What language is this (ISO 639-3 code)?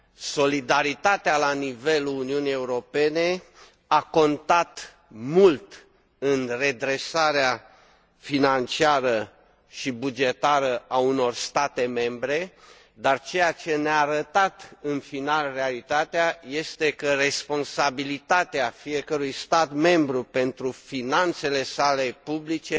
ron